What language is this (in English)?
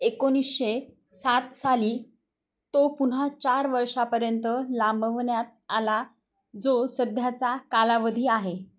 Marathi